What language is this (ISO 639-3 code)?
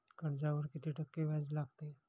mar